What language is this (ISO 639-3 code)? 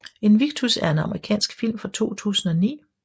dan